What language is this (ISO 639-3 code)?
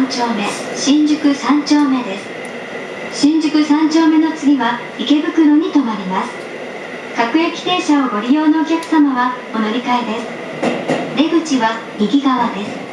jpn